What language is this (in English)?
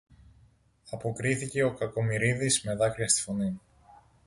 Greek